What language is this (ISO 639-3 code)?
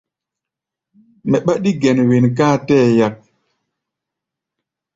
gba